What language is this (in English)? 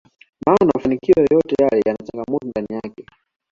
Swahili